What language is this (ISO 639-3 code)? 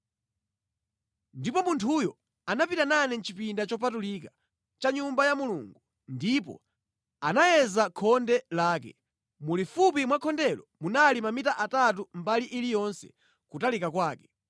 nya